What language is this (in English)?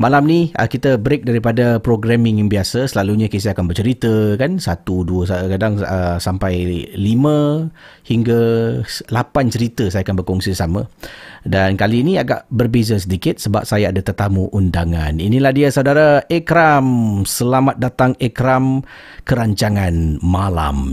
Malay